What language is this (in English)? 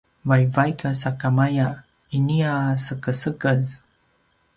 Paiwan